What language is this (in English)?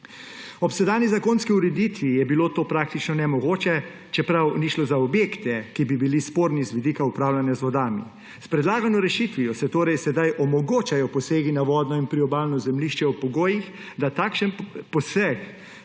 Slovenian